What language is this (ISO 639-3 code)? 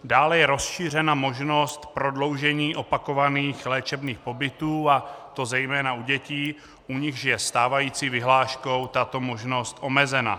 ces